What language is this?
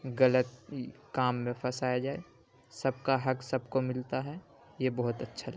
Urdu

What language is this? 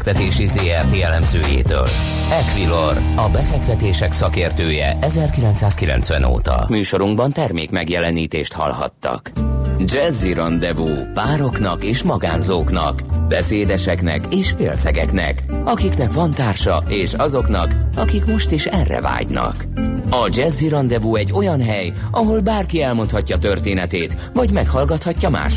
Hungarian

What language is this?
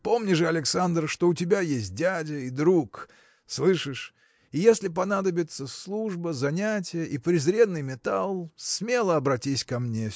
Russian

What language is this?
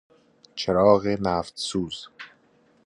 Persian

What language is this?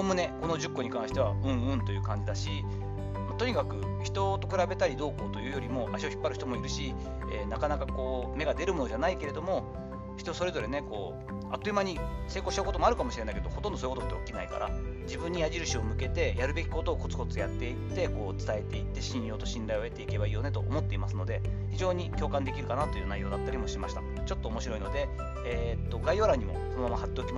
Japanese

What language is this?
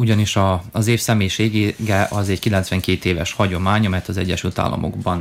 Hungarian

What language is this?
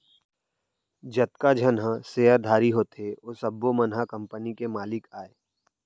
Chhattisgarhi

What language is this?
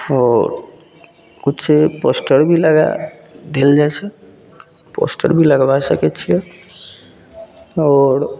Maithili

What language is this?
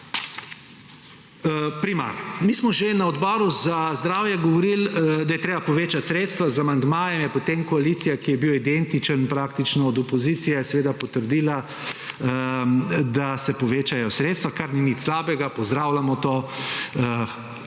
Slovenian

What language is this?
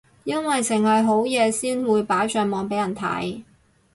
Cantonese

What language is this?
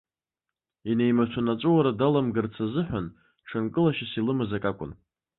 Abkhazian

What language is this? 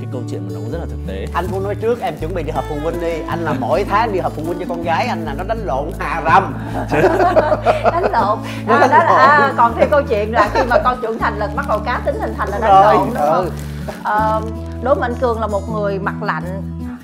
Vietnamese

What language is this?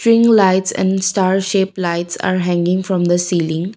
English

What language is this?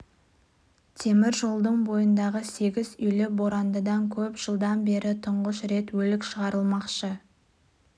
Kazakh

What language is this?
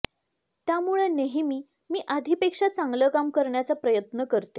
Marathi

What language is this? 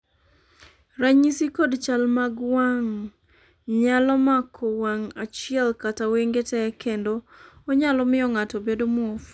Luo (Kenya and Tanzania)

